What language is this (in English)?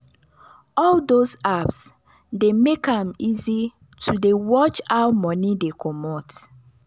Nigerian Pidgin